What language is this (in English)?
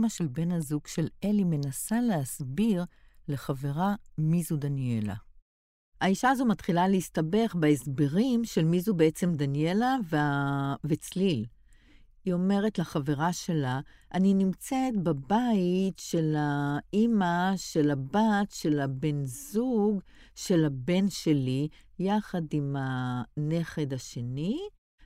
Hebrew